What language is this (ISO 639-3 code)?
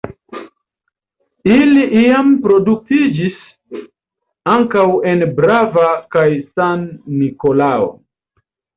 epo